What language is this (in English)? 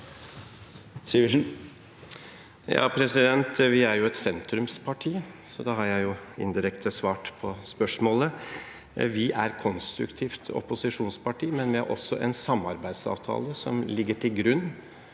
Norwegian